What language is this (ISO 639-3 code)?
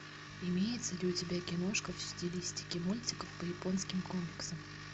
rus